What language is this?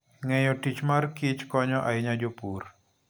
Luo (Kenya and Tanzania)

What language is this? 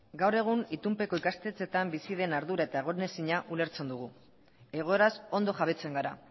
Basque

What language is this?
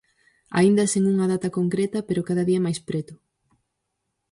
Galician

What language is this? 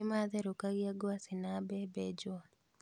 Kikuyu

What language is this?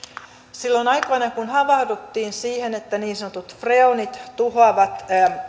Finnish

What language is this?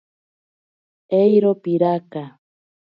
Ashéninka Perené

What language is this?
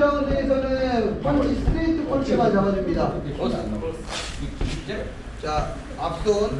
Korean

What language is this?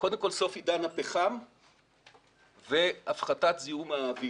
Hebrew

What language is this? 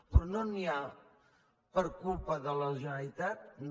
Catalan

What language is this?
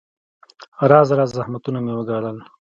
Pashto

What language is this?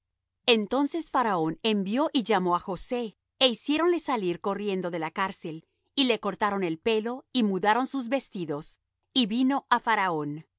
Spanish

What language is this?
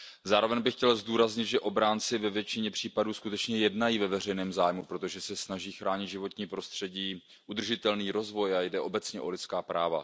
Czech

